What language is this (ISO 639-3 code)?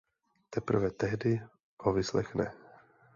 ces